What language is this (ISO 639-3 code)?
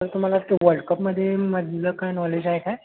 mar